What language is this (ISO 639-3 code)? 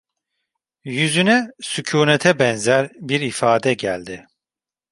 tur